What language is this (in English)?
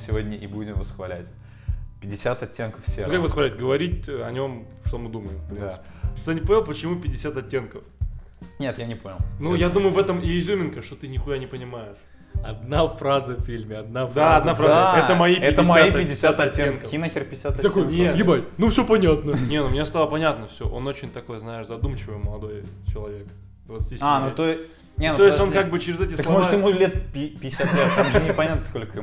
Russian